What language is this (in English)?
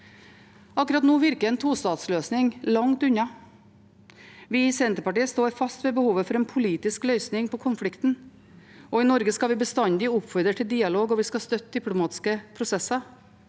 Norwegian